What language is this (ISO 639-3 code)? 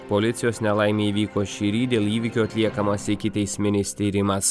lit